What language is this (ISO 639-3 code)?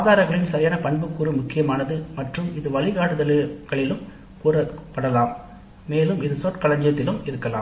tam